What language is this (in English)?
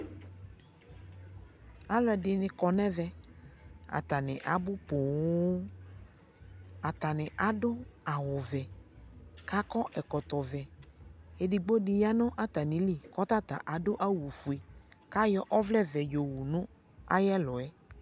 Ikposo